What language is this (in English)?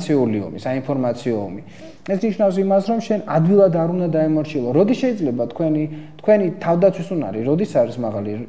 Romanian